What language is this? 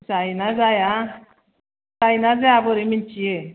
Bodo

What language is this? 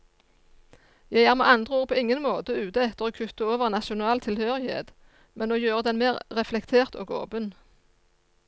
Norwegian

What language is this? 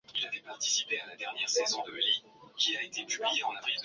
Swahili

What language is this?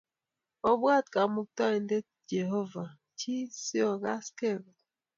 Kalenjin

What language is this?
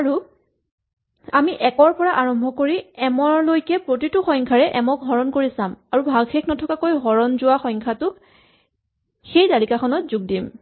Assamese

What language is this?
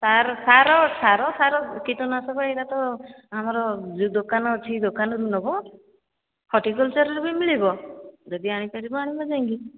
Odia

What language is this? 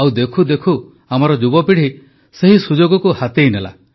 Odia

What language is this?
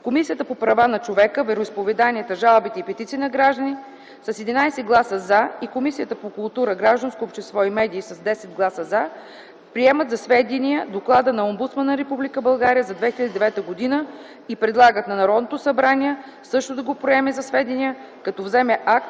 Bulgarian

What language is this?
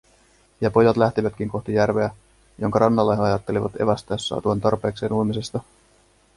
Finnish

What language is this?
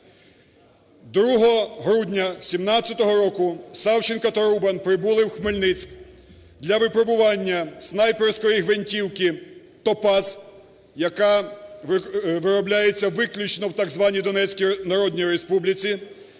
Ukrainian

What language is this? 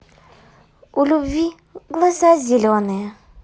Russian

